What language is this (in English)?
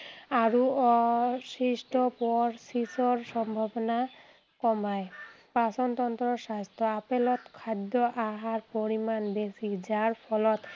Assamese